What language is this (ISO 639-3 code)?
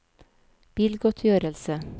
nor